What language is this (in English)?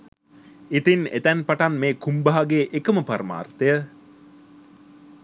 Sinhala